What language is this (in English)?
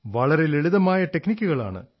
Malayalam